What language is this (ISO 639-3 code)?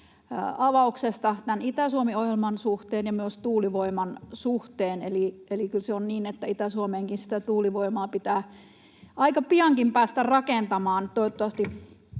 fin